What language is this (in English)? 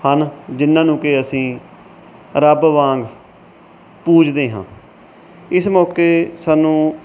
Punjabi